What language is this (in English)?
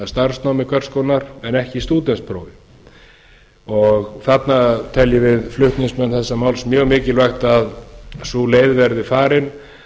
Icelandic